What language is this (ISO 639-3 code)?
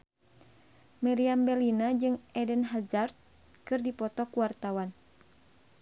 sun